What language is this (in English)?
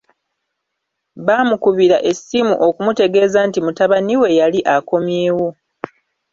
Ganda